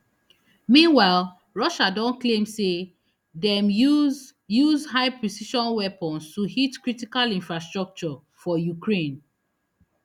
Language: Nigerian Pidgin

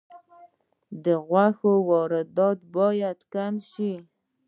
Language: Pashto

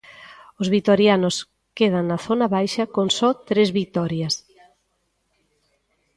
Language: Galician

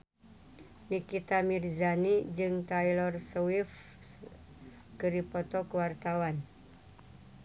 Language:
Sundanese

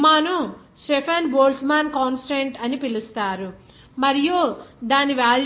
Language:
Telugu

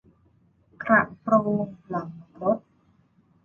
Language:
Thai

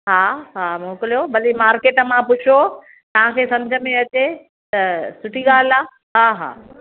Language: Sindhi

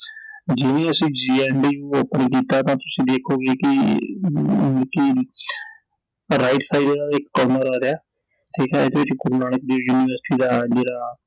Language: Punjabi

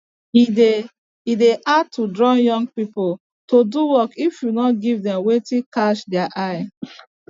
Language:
Nigerian Pidgin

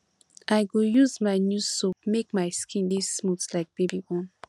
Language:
Nigerian Pidgin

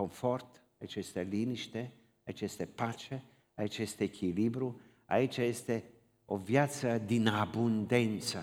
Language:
Romanian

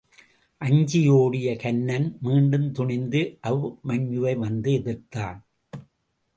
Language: Tamil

